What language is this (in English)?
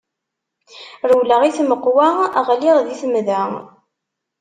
Kabyle